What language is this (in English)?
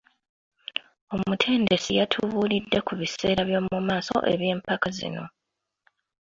Ganda